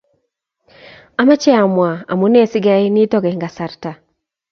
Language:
Kalenjin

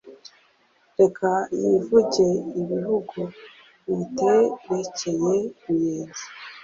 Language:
Kinyarwanda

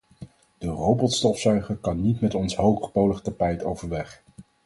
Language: Dutch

